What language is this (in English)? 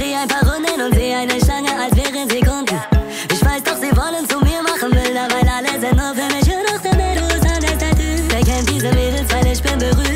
Arabic